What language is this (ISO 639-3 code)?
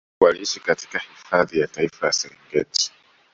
swa